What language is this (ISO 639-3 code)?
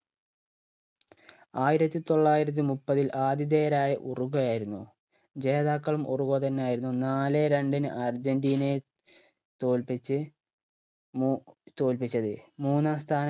mal